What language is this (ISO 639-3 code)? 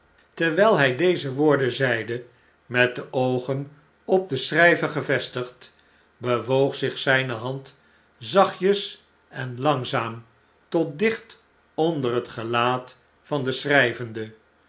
nld